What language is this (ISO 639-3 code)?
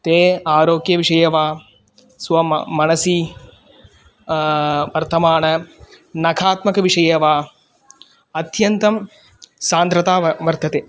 san